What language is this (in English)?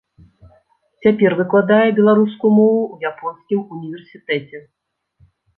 Belarusian